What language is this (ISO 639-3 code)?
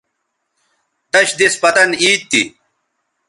btv